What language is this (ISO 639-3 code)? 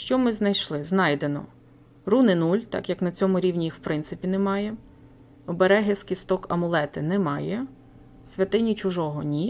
ukr